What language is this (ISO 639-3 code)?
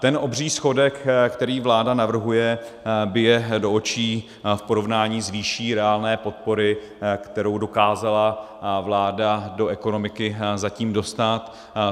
ces